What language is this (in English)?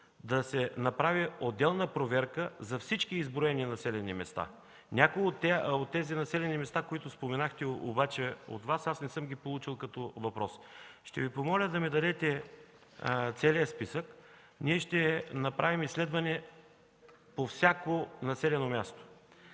Bulgarian